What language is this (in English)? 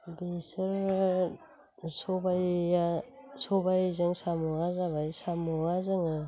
Bodo